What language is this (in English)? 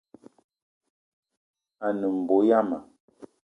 Eton (Cameroon)